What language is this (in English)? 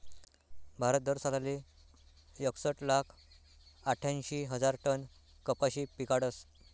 Marathi